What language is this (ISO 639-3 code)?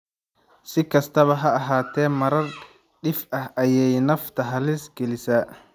som